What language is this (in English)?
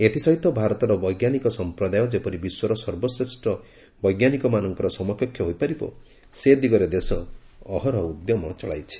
Odia